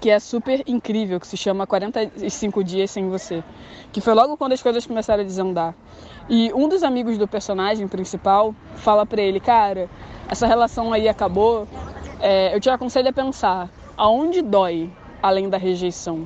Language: Portuguese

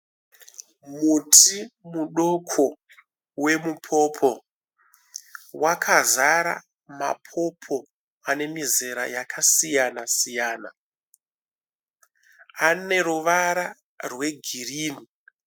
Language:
Shona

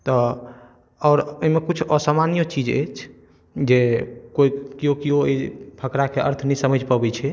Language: Maithili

